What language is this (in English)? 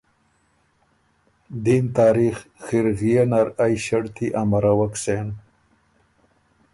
Ormuri